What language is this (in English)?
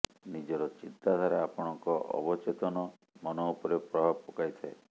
Odia